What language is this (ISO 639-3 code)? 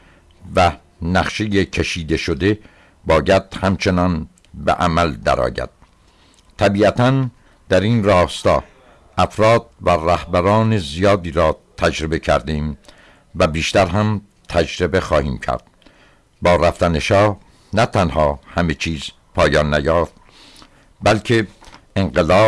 fas